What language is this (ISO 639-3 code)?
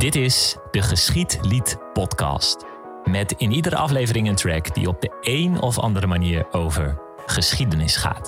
nld